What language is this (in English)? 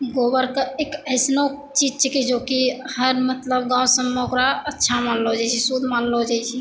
Maithili